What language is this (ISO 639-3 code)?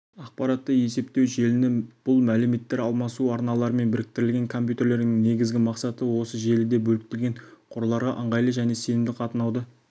kaz